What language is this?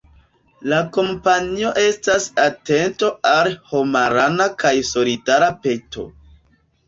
Esperanto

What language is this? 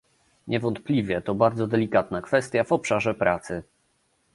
Polish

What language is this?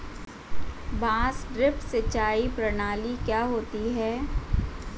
Hindi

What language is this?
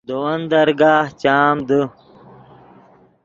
Yidgha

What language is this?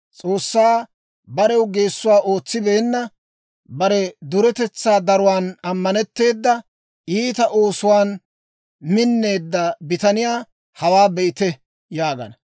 Dawro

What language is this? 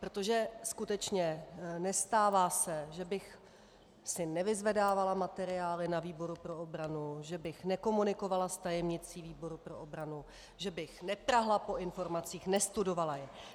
Czech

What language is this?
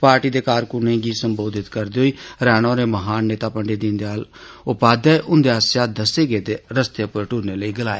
Dogri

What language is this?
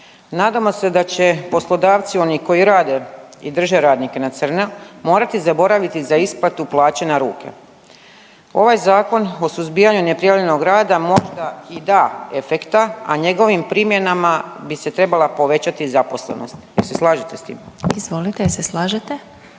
Croatian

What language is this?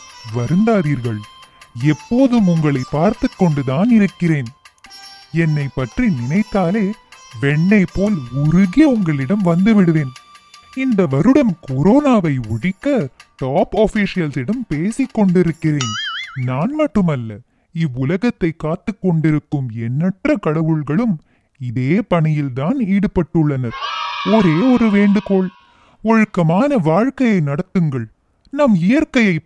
Tamil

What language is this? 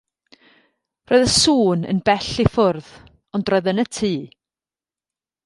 Welsh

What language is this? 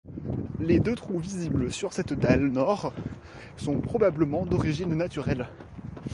French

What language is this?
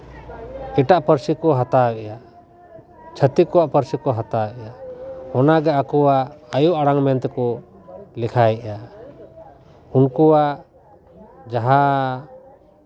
Santali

